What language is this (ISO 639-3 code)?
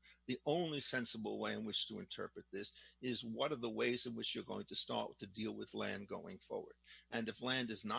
eng